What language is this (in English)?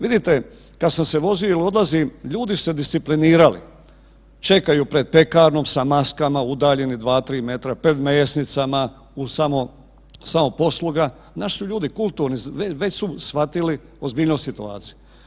Croatian